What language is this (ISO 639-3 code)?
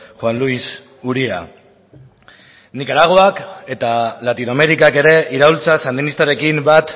eus